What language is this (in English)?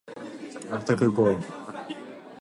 Japanese